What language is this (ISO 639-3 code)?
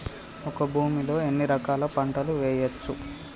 tel